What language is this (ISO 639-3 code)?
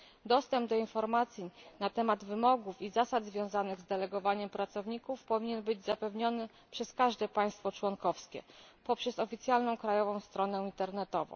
pol